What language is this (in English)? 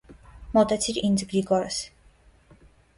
Armenian